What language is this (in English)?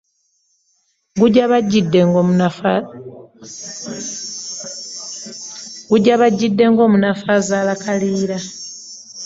Ganda